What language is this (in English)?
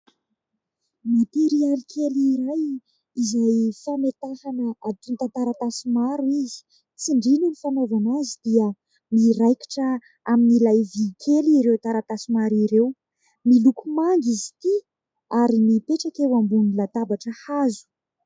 Malagasy